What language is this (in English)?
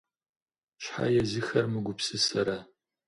Kabardian